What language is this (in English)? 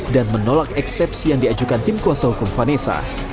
Indonesian